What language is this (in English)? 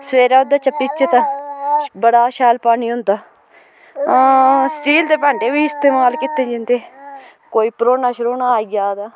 Dogri